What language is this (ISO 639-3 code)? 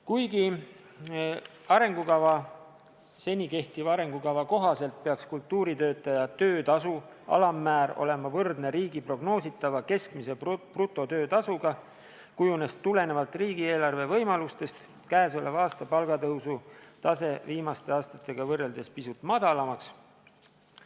est